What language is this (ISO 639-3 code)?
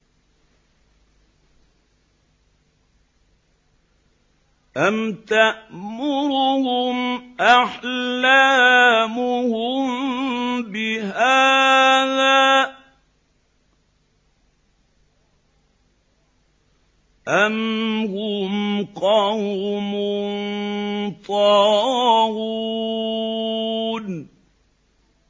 ara